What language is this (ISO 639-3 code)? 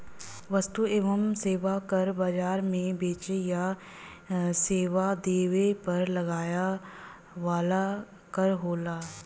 bho